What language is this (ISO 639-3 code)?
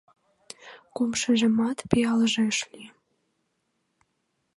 chm